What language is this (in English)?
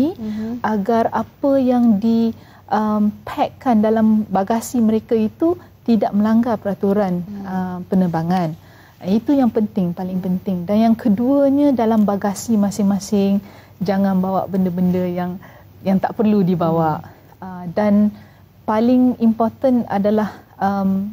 Malay